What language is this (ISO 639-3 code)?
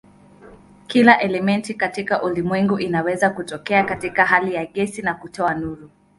swa